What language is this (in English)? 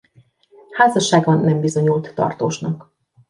Hungarian